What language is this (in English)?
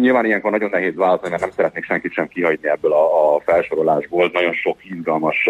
Hungarian